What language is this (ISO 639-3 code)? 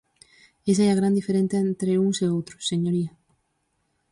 glg